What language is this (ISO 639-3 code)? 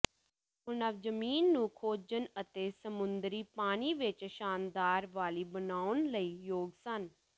pan